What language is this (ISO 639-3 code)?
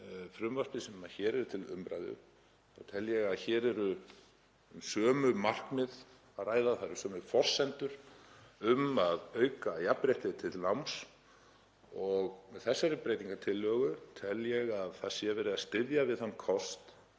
isl